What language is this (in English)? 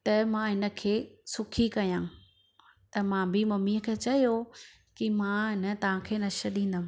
Sindhi